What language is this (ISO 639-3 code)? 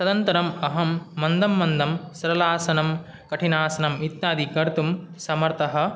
san